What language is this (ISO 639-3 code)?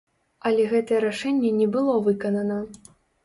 bel